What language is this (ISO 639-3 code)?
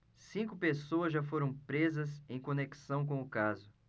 por